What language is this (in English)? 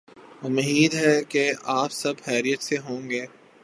Urdu